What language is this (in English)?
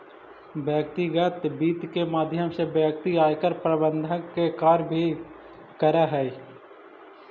Magahi